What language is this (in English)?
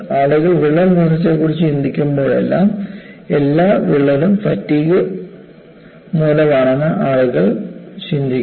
Malayalam